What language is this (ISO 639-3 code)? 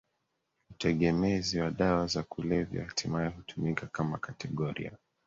swa